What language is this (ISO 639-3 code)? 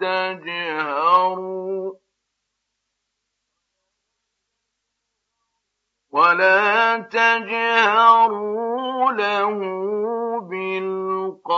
ara